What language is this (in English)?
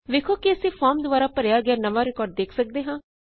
Punjabi